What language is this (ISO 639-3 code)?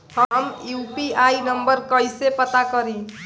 bho